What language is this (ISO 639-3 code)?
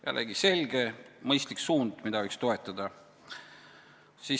est